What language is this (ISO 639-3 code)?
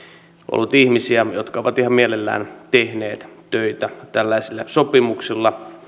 fin